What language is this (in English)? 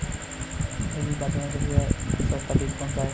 Hindi